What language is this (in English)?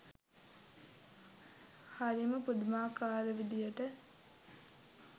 Sinhala